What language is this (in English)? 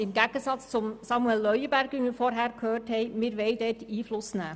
Swiss German